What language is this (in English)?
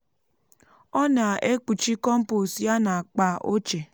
Igbo